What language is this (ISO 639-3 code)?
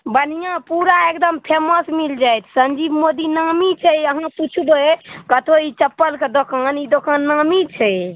mai